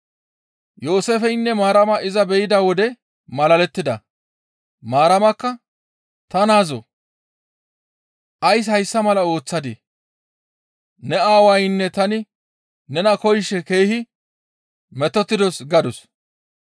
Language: Gamo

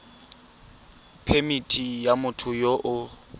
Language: Tswana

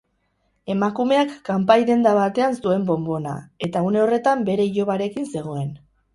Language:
Basque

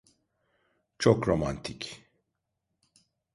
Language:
Turkish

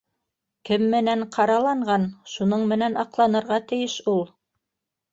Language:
Bashkir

